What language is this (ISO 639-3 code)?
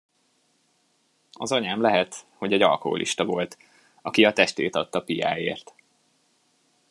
hun